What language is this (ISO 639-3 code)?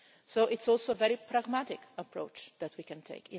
eng